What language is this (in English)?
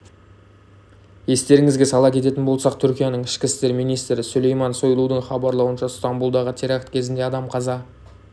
Kazakh